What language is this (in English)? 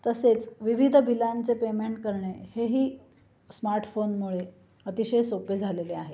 Marathi